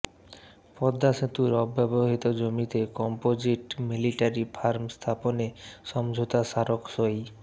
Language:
Bangla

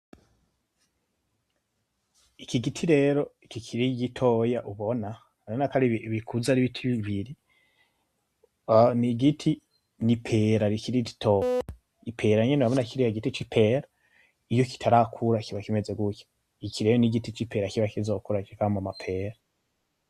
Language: Rundi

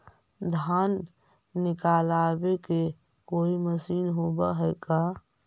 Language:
Magahi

